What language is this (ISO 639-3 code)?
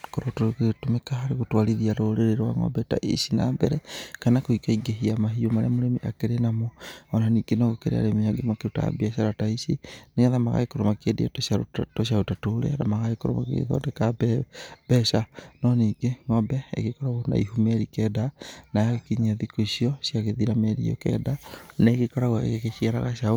kik